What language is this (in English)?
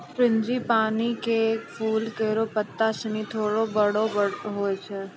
Maithili